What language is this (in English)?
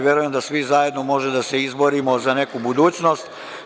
Serbian